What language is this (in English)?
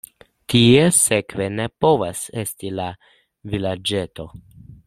Esperanto